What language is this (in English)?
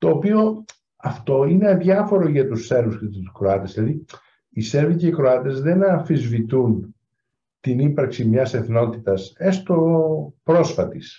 Greek